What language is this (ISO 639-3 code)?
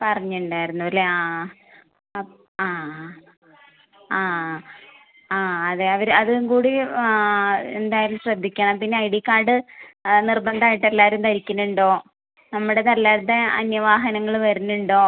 mal